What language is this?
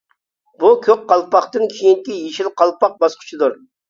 Uyghur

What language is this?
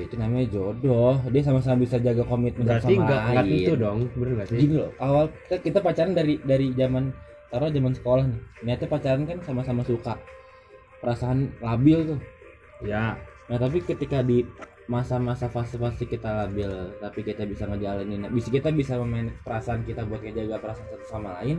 Indonesian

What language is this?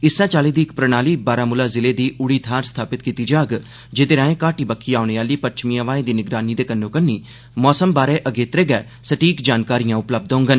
Dogri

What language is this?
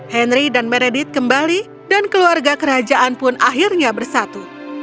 Indonesian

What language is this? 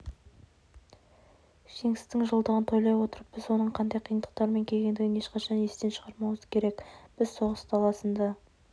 Kazakh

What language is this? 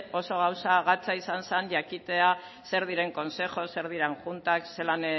Basque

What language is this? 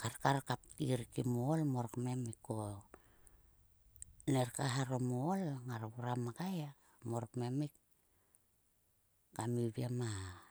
Sulka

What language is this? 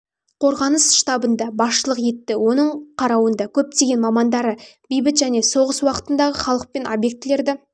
Kazakh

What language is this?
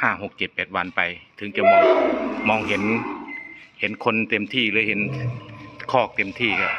Thai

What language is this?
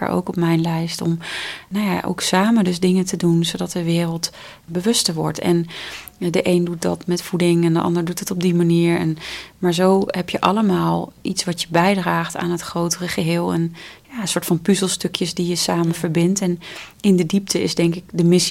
Dutch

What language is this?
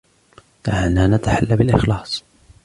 Arabic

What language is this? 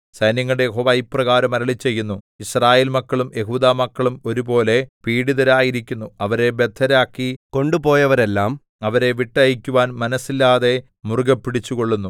Malayalam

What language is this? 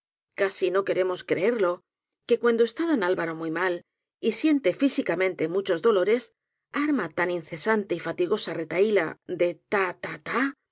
Spanish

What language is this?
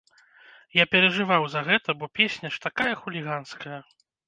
Belarusian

